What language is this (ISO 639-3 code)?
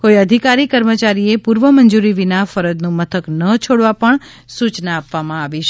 guj